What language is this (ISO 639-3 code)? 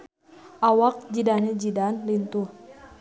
sun